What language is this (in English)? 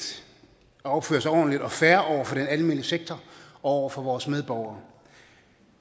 Danish